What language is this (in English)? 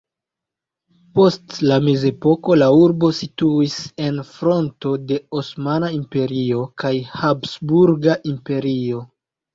Esperanto